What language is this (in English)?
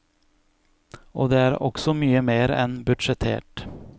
Norwegian